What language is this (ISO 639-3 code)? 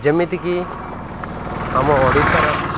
ori